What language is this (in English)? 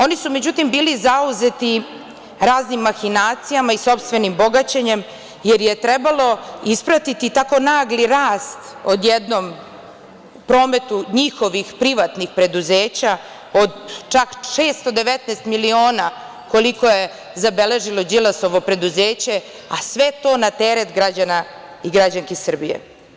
Serbian